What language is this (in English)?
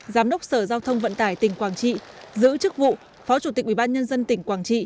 Vietnamese